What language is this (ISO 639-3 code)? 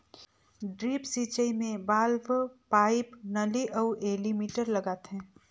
hne